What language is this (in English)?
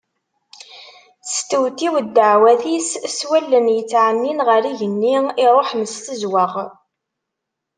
Kabyle